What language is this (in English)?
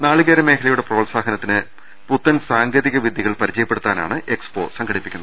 Malayalam